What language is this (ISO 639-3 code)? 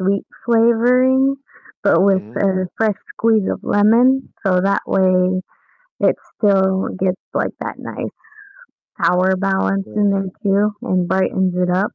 eng